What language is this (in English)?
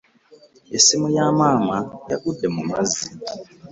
Ganda